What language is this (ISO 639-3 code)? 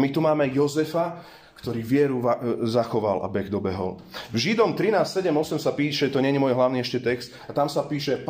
slk